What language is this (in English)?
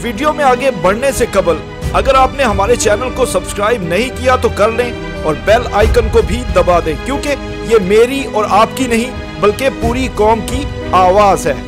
Hindi